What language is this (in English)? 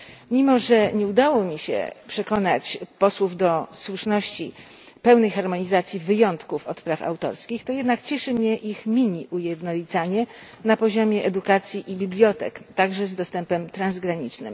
Polish